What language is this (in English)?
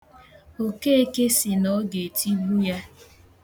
Igbo